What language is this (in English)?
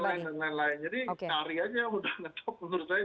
Indonesian